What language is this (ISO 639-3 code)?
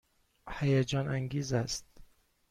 fas